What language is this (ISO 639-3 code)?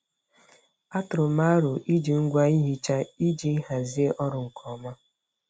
ibo